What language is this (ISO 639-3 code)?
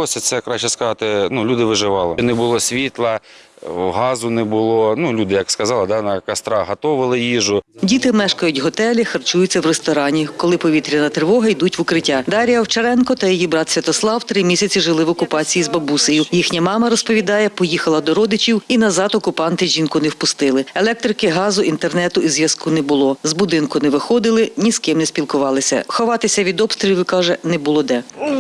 ukr